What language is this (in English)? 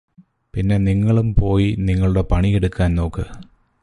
Malayalam